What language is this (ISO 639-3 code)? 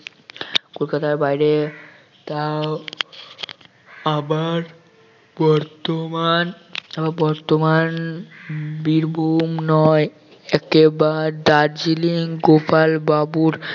ben